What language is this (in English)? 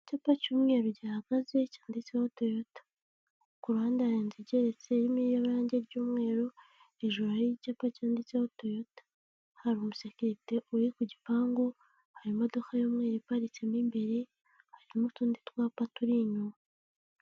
Kinyarwanda